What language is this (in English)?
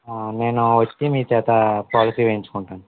Telugu